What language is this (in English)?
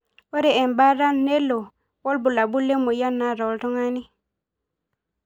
Masai